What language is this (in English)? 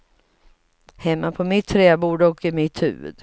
Swedish